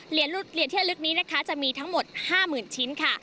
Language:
Thai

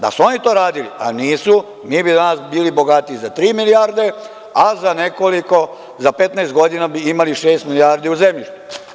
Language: Serbian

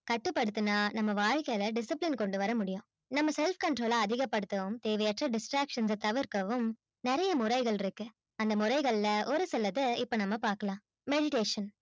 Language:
Tamil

